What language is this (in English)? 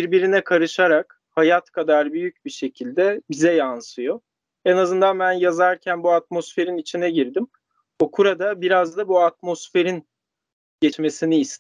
Turkish